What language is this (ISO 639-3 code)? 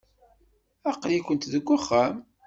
kab